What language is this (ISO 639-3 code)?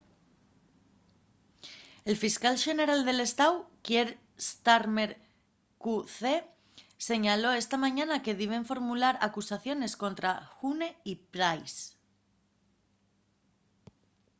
ast